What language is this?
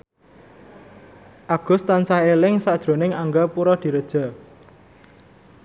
Javanese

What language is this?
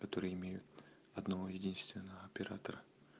Russian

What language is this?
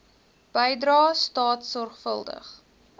Afrikaans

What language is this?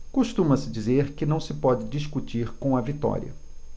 Portuguese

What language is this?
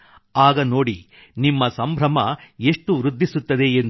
Kannada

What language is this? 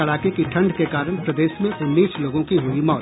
Hindi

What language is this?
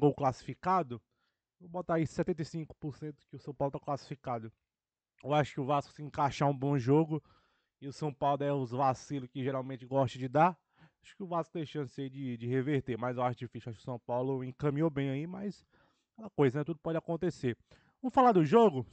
Portuguese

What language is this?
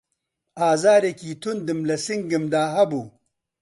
Central Kurdish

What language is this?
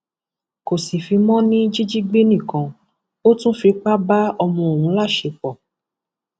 Yoruba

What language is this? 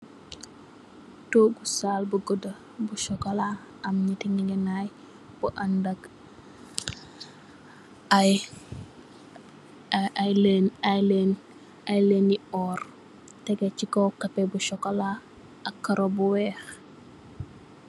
Wolof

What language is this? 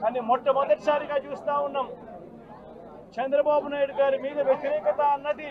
Telugu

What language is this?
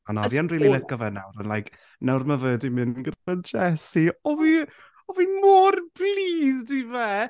Welsh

